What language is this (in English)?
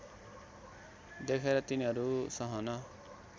Nepali